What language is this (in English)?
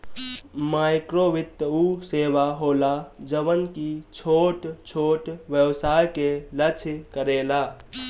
Bhojpuri